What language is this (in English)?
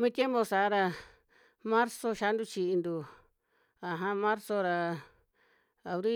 Western Juxtlahuaca Mixtec